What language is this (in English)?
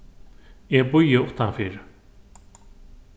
Faroese